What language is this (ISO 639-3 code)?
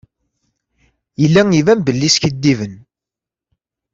kab